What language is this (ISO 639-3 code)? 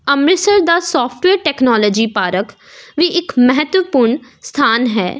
pan